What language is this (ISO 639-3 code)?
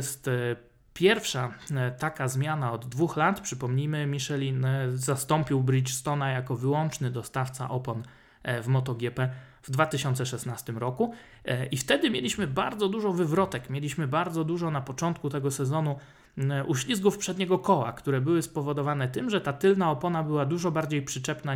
pol